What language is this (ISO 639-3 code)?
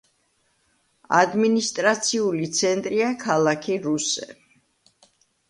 kat